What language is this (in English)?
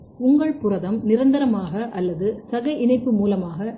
Tamil